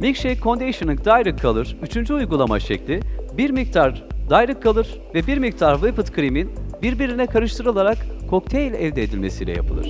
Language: Turkish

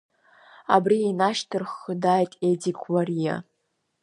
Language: Abkhazian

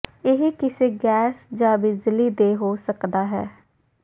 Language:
Punjabi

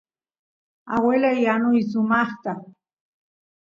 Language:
Santiago del Estero Quichua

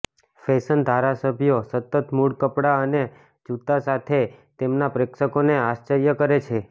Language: Gujarati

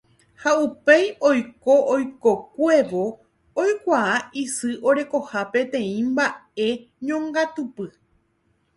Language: Guarani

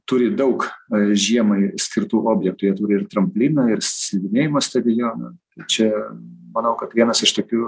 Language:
Lithuanian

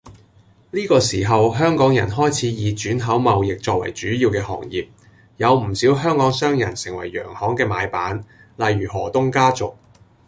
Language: Cantonese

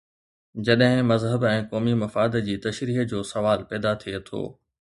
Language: Sindhi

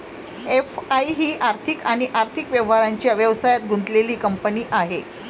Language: Marathi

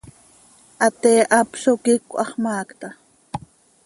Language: Seri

